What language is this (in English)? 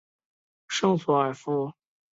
Chinese